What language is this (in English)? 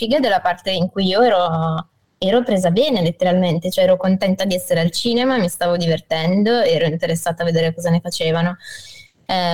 Italian